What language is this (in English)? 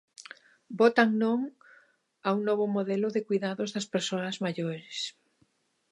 Galician